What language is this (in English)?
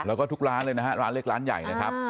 Thai